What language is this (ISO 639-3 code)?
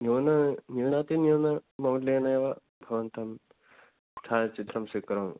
san